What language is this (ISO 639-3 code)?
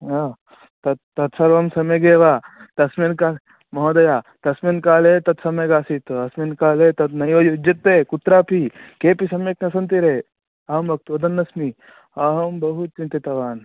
san